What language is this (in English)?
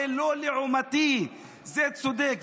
Hebrew